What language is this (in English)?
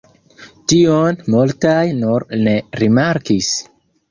Esperanto